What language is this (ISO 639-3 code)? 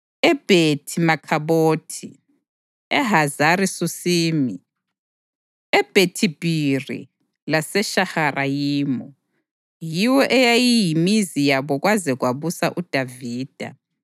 nde